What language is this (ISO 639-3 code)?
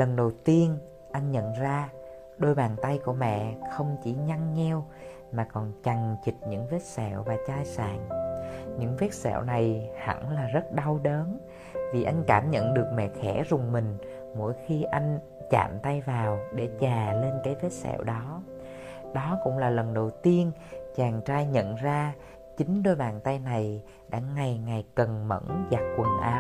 vie